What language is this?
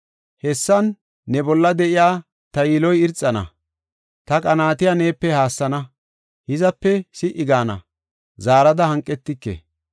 Gofa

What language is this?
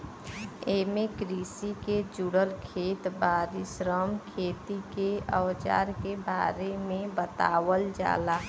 Bhojpuri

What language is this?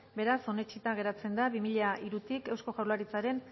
Basque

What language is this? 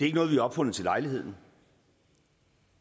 Danish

